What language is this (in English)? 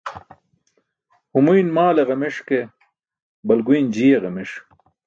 Burushaski